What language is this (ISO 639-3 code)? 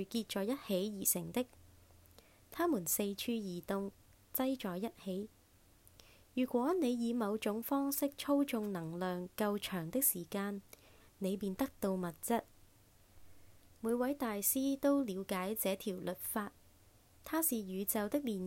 zho